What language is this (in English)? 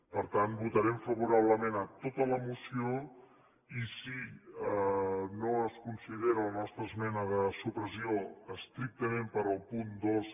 Catalan